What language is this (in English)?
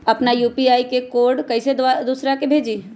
Magahi